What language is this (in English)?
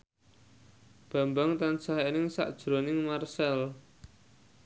Javanese